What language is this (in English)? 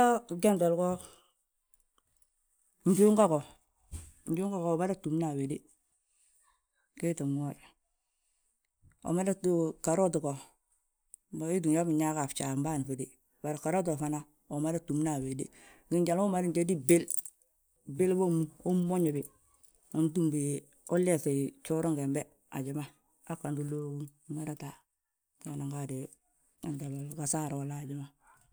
Balanta-Ganja